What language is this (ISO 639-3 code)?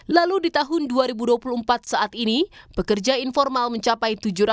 ind